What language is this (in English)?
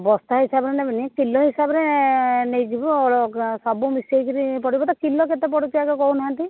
Odia